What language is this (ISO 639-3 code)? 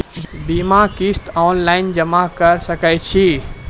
mai